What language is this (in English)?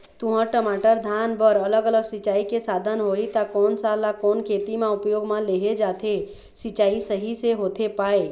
Chhattisgarhi